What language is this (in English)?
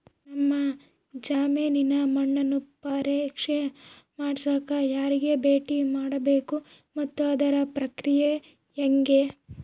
Kannada